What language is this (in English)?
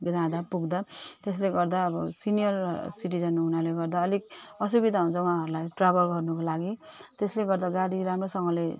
Nepali